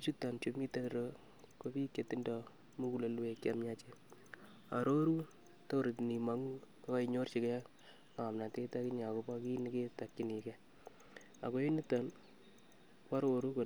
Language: Kalenjin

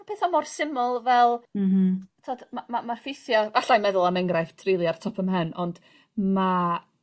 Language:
Welsh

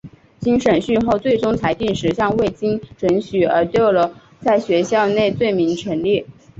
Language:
Chinese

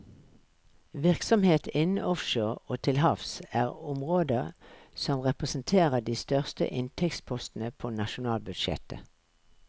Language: Norwegian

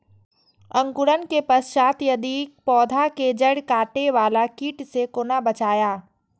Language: Maithili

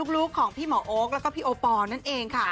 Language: Thai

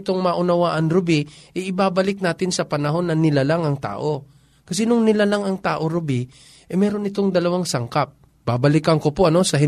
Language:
Filipino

